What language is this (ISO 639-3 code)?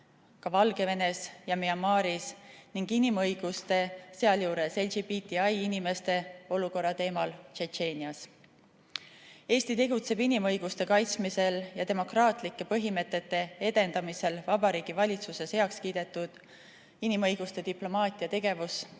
est